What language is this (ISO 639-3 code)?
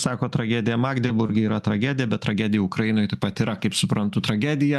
lit